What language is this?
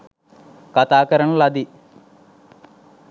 Sinhala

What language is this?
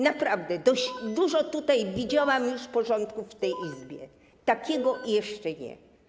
Polish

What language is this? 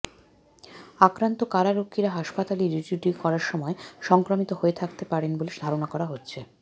Bangla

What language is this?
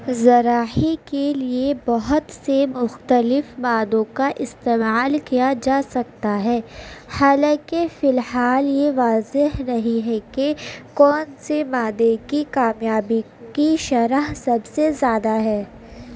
Urdu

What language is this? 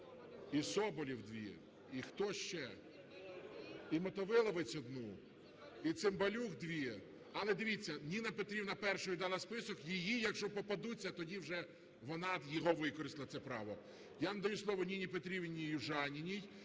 Ukrainian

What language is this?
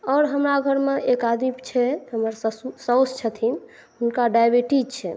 Maithili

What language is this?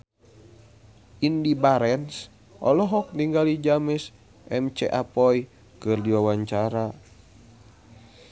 Sundanese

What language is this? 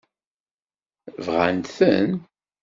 Kabyle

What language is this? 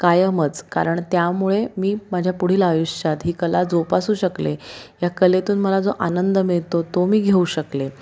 Marathi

